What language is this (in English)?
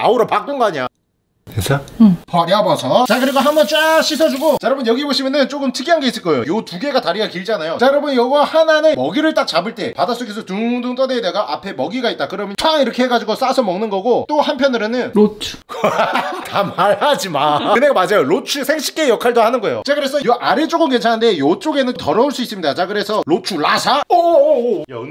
Korean